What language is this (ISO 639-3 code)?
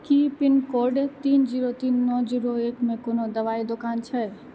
mai